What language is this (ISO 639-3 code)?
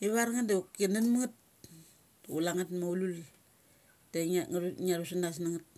gcc